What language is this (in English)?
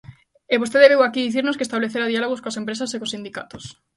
Galician